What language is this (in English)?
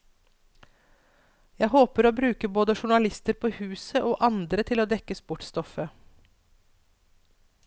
Norwegian